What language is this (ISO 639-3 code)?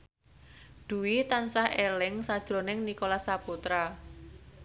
jav